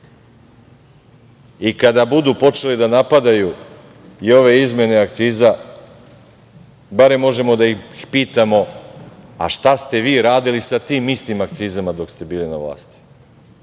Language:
Serbian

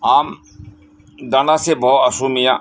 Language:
Santali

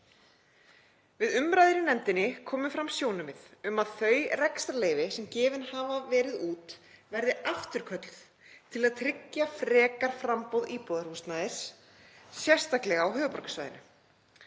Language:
Icelandic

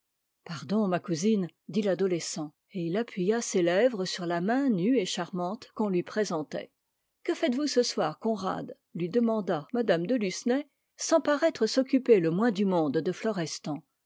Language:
French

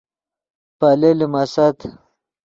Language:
Yidgha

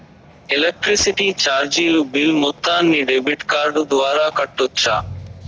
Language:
Telugu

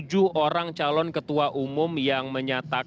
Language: Indonesian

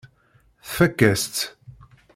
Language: Kabyle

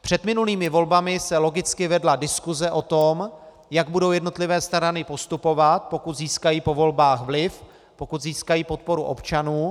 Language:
Czech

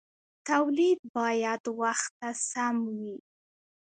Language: Pashto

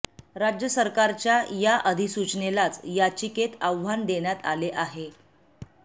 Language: Marathi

